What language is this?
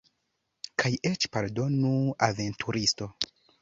Esperanto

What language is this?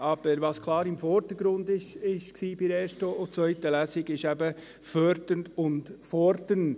Swiss German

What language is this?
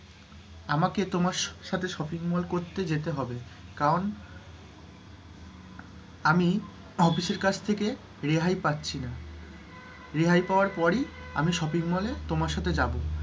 Bangla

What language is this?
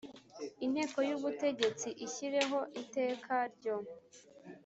Kinyarwanda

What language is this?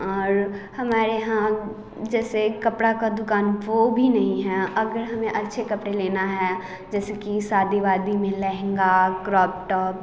Hindi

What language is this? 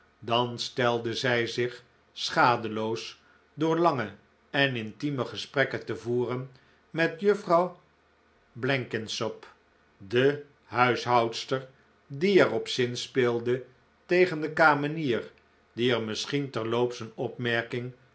Dutch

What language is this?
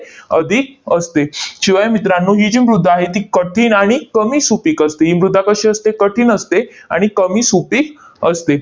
Marathi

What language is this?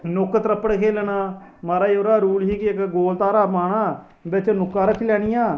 Dogri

